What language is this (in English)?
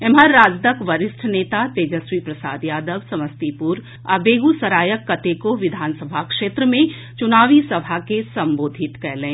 Maithili